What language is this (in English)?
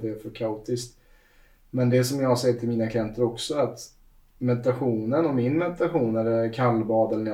Swedish